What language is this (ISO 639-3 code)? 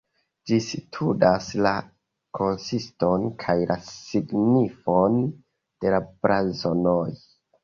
epo